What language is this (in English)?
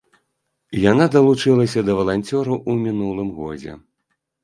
Belarusian